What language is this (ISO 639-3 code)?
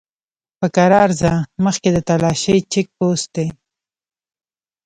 pus